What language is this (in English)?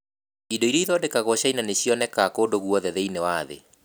Kikuyu